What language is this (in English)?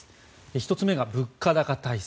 Japanese